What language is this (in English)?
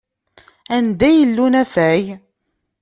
Kabyle